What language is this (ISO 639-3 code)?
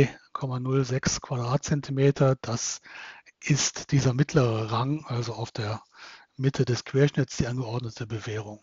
deu